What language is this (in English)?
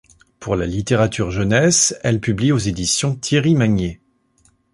French